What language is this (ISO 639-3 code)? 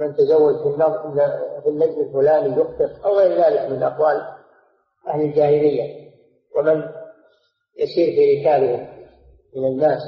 ara